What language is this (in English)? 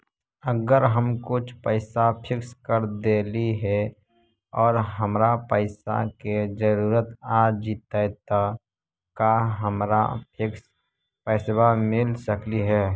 Magahi